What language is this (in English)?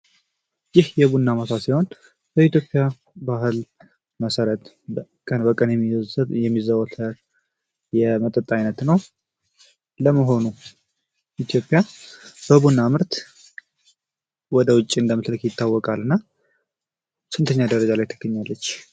Amharic